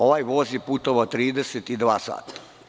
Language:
Serbian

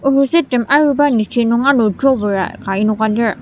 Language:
Ao Naga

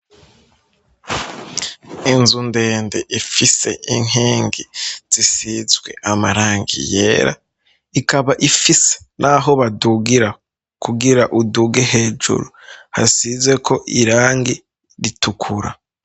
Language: Rundi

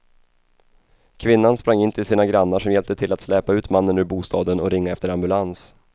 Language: Swedish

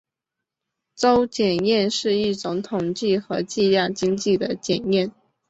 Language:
Chinese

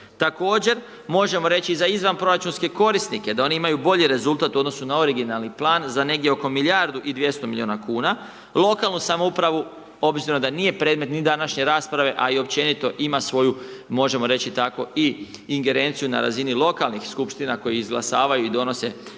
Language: Croatian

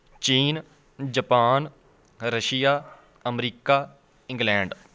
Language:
Punjabi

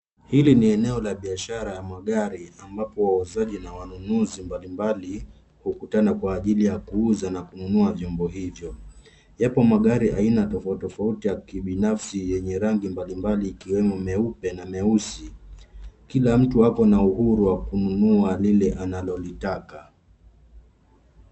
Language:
Swahili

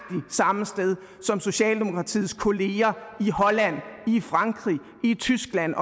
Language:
Danish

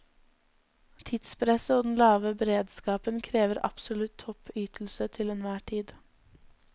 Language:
Norwegian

